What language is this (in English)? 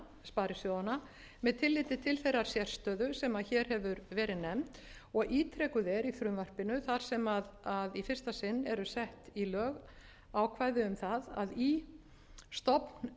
Icelandic